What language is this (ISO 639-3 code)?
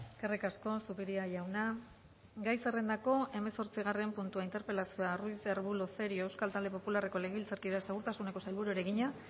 eus